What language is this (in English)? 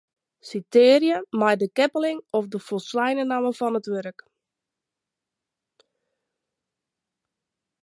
Western Frisian